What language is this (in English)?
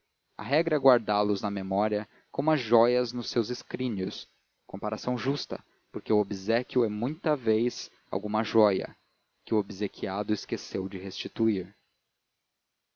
Portuguese